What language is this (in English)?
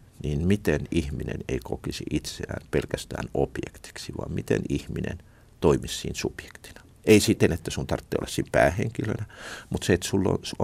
Finnish